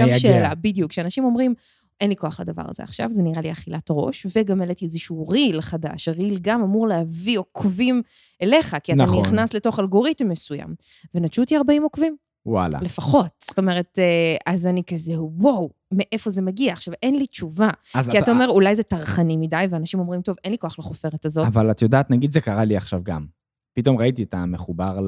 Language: Hebrew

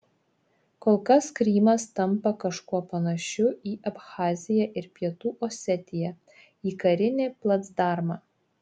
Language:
Lithuanian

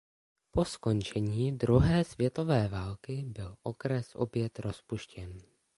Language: Czech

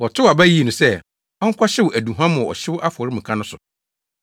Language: Akan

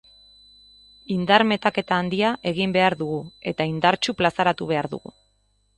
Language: Basque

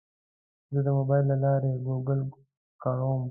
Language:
Pashto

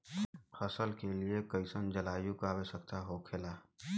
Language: Bhojpuri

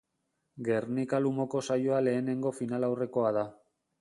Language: Basque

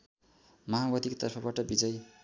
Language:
Nepali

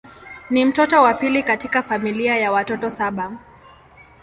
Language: Swahili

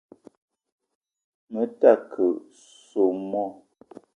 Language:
Eton (Cameroon)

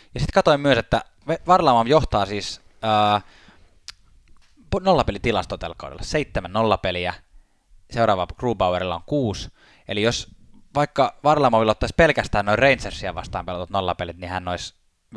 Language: Finnish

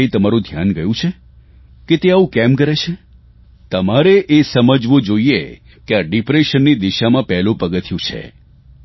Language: Gujarati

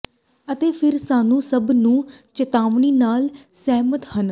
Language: Punjabi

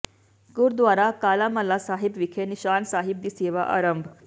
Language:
Punjabi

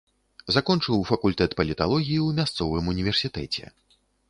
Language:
Belarusian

